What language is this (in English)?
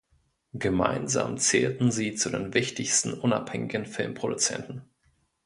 German